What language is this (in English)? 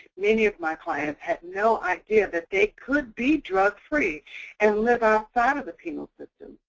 English